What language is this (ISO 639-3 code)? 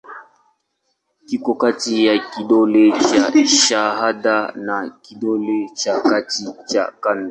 swa